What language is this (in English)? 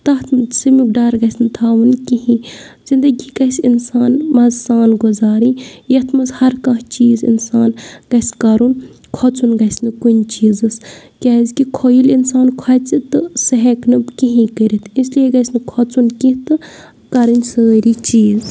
Kashmiri